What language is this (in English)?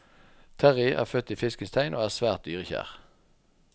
Norwegian